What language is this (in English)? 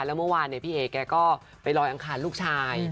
Thai